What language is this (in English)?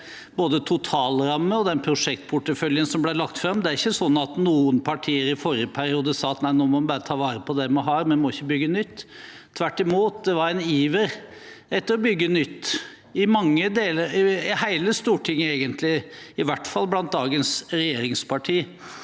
Norwegian